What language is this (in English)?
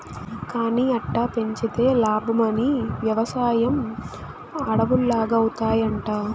Telugu